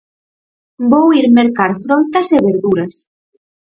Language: Galician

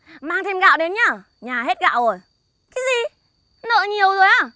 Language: Vietnamese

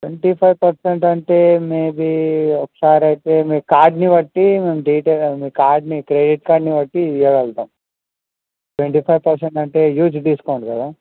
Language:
Telugu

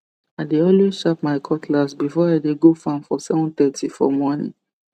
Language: Nigerian Pidgin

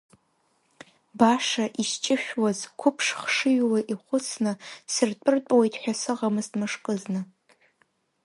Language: Abkhazian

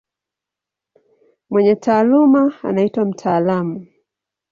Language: Swahili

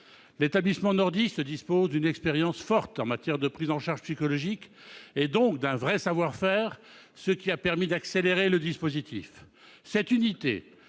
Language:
French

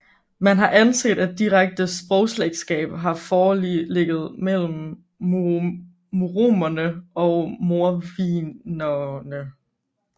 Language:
Danish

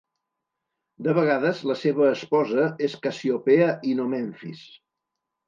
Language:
Catalan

